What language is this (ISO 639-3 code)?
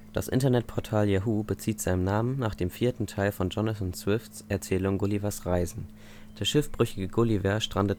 deu